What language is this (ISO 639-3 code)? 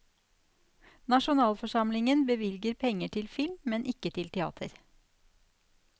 nor